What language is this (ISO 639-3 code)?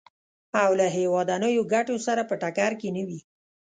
pus